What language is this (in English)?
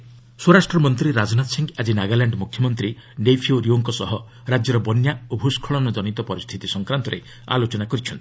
Odia